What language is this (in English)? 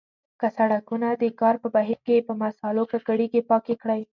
Pashto